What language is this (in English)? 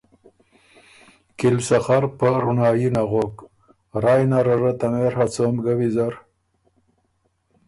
Ormuri